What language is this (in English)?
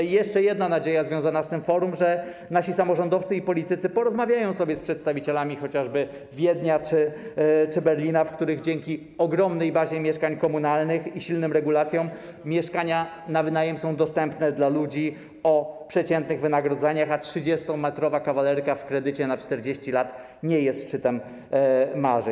Polish